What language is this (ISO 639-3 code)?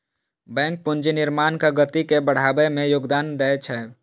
mai